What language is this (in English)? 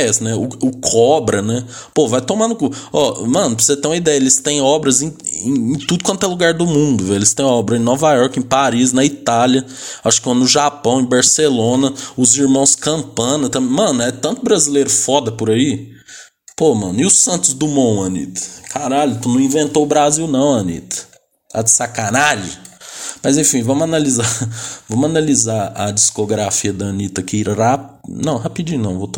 Portuguese